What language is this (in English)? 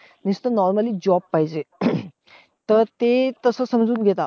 Marathi